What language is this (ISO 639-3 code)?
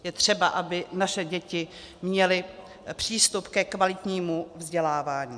ces